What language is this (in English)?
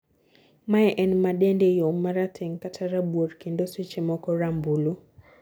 Luo (Kenya and Tanzania)